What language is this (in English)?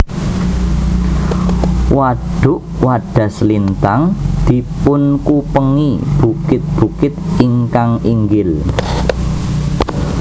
Javanese